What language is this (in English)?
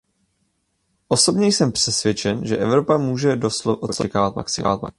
Czech